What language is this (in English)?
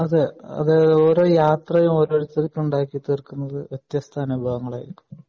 Malayalam